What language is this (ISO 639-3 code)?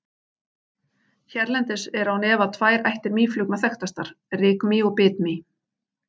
isl